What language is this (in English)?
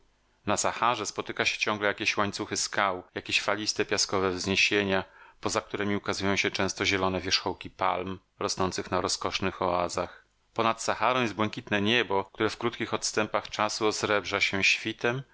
Polish